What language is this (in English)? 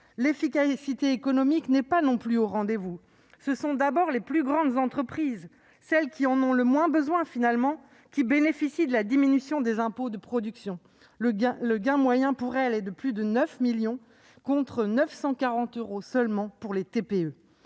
French